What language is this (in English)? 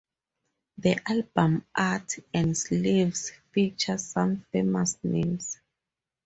English